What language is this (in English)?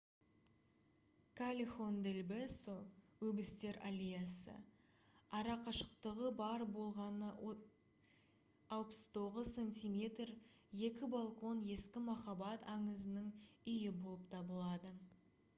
Kazakh